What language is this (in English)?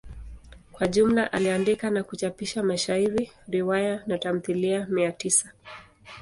Swahili